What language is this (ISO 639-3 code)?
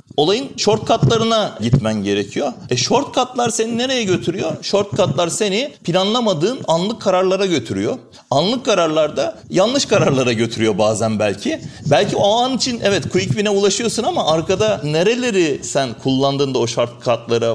tur